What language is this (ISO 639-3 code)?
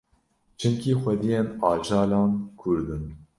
kur